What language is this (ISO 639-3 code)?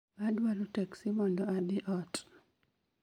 luo